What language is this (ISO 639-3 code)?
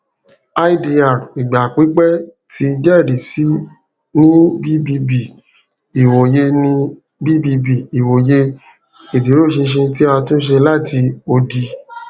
yor